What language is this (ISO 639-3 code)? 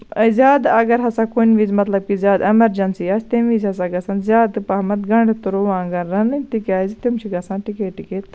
kas